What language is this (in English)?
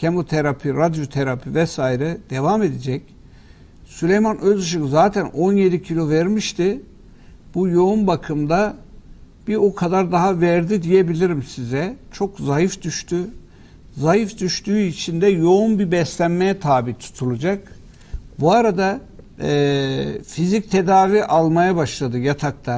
Turkish